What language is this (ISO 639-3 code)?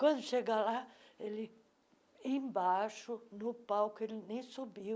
por